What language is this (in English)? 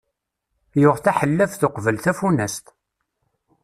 Kabyle